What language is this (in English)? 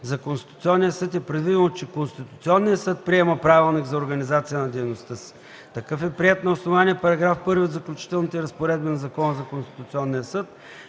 Bulgarian